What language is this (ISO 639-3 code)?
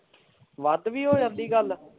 pan